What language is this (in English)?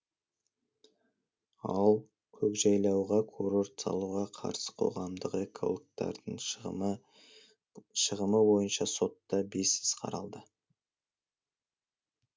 Kazakh